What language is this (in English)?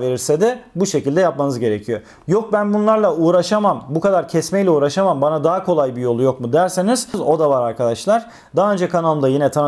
Turkish